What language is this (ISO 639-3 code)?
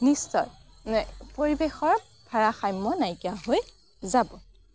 asm